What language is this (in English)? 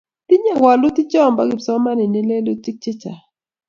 Kalenjin